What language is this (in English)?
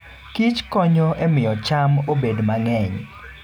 Luo (Kenya and Tanzania)